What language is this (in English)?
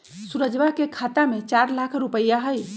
Magahi